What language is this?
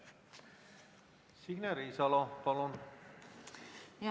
Estonian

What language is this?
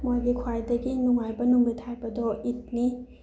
Manipuri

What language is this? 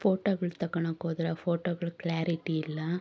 Kannada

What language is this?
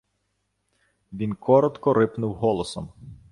Ukrainian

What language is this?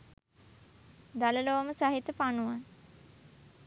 Sinhala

